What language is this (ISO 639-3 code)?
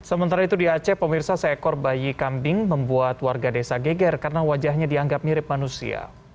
ind